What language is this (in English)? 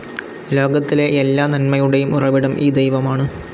Malayalam